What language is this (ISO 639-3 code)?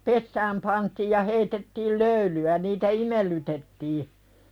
fin